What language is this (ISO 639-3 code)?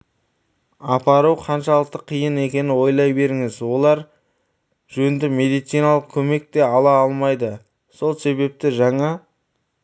kaz